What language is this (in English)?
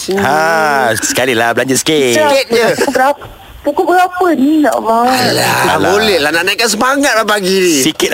Malay